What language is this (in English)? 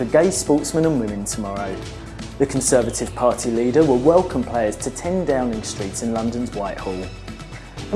English